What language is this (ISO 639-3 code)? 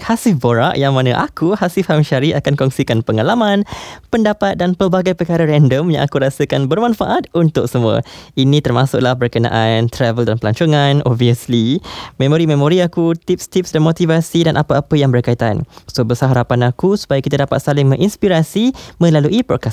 msa